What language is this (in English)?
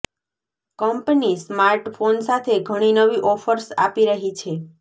Gujarati